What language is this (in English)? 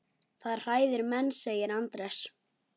Icelandic